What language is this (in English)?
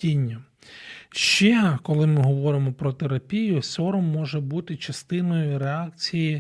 Ukrainian